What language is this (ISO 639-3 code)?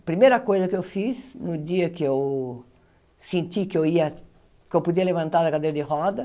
por